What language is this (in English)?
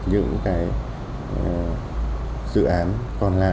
Vietnamese